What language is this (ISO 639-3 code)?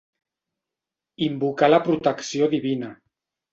cat